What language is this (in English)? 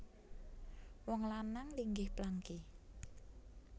Javanese